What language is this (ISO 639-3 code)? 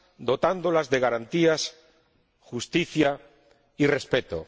spa